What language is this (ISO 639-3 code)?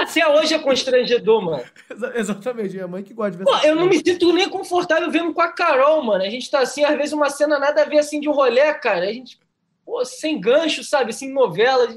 por